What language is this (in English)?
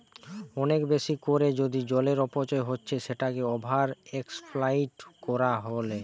Bangla